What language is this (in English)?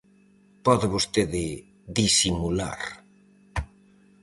Galician